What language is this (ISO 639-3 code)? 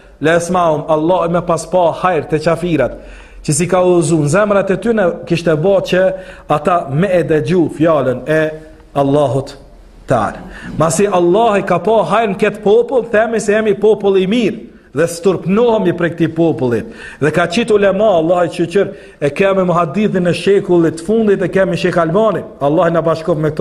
ron